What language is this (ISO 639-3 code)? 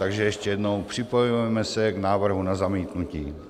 ces